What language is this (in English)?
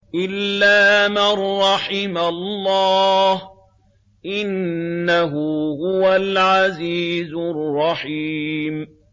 Arabic